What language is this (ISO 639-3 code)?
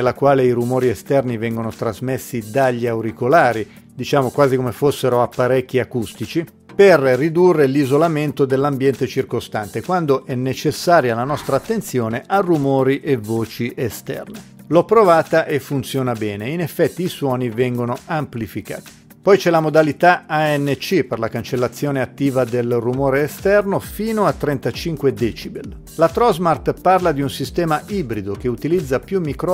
ita